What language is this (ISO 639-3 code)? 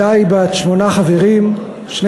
heb